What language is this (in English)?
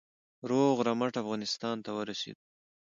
Pashto